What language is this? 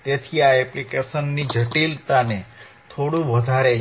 Gujarati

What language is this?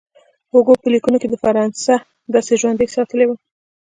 Pashto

